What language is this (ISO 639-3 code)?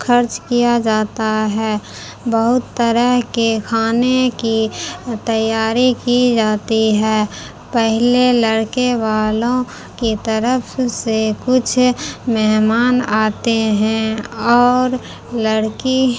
urd